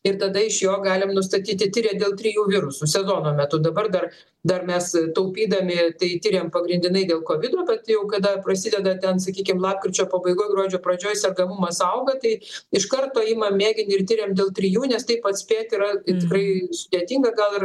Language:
Lithuanian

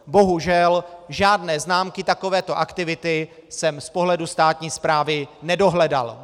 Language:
Czech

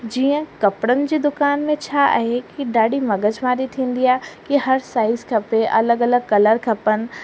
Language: Sindhi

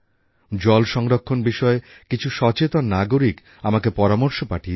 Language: Bangla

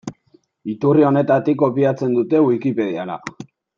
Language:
Basque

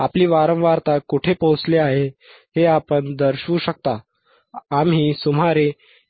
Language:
Marathi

